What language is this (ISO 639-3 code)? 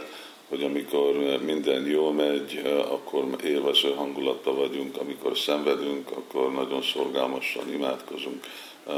hun